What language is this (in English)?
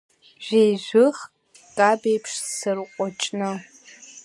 Abkhazian